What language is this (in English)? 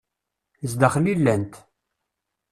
Kabyle